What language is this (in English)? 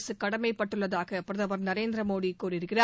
Tamil